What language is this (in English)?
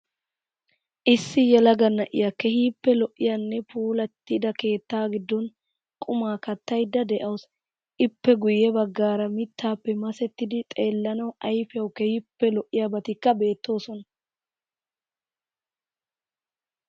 Wolaytta